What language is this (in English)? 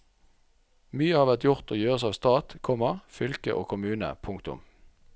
Norwegian